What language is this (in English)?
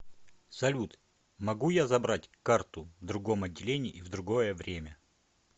Russian